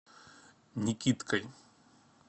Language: Russian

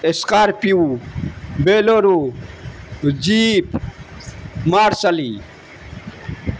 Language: Urdu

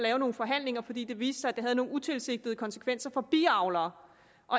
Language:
Danish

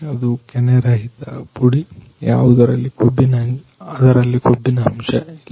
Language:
Kannada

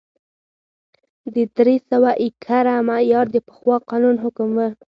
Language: Pashto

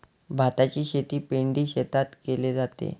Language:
Marathi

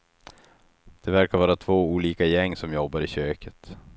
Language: Swedish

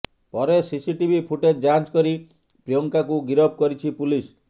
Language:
Odia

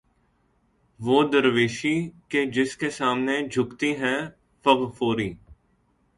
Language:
Urdu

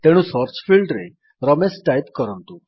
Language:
Odia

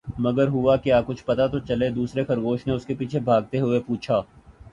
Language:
Urdu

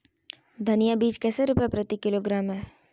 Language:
Magahi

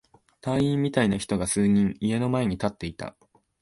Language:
Japanese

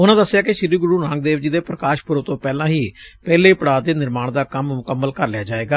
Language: Punjabi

